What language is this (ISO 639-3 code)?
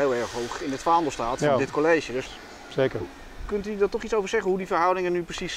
nld